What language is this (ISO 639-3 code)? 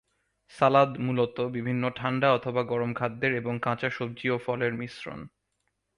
ben